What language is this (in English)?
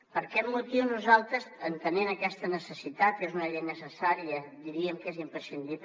Catalan